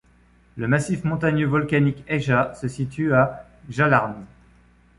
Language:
French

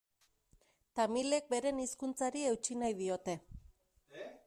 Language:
Basque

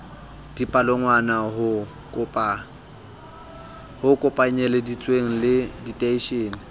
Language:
Southern Sotho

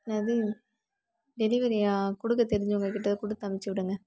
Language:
Tamil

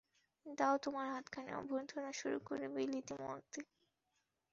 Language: Bangla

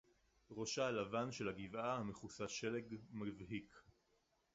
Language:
Hebrew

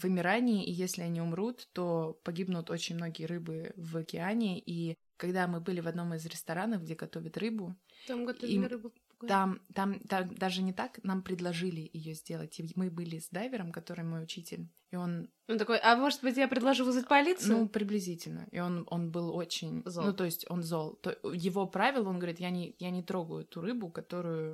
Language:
Russian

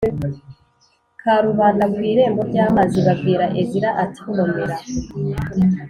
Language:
Kinyarwanda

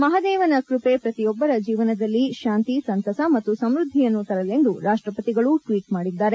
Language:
Kannada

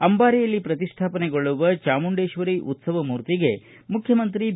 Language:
Kannada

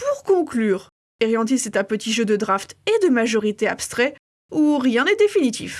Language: French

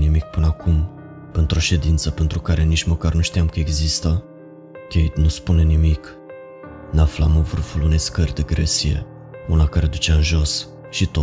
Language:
Romanian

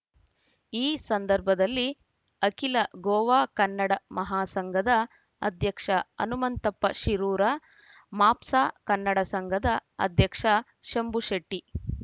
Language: Kannada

